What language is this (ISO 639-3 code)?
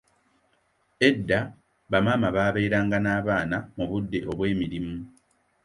lug